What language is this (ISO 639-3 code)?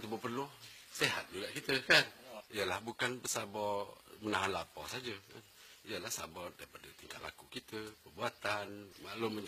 msa